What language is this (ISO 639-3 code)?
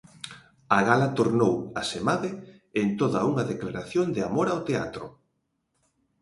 glg